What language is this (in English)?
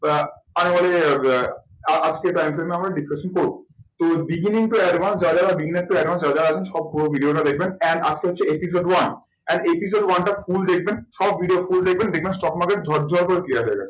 Bangla